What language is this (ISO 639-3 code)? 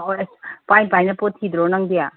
mni